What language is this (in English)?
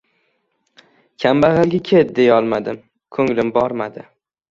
Uzbek